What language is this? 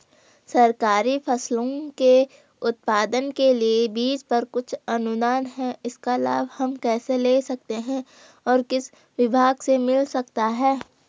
Hindi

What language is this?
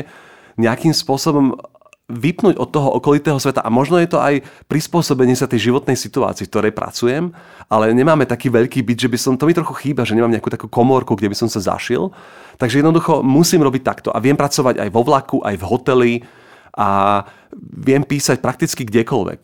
Slovak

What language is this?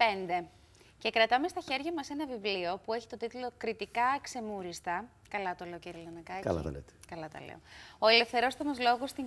Greek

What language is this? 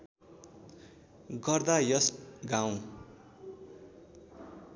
Nepali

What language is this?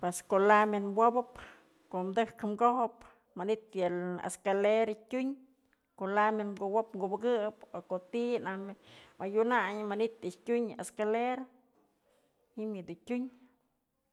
Mazatlán Mixe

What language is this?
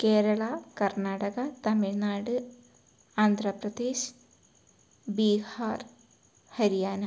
Malayalam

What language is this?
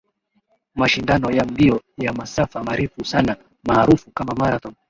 Swahili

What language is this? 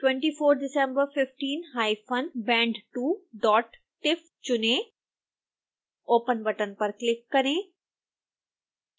Hindi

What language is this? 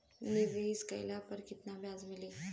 Bhojpuri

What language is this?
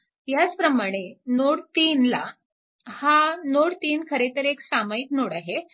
Marathi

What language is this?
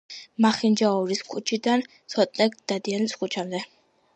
Georgian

